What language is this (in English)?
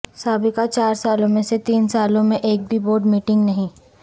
Urdu